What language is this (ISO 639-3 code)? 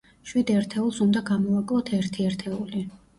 kat